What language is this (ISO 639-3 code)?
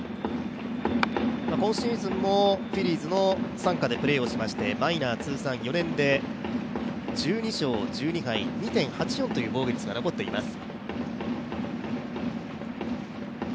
jpn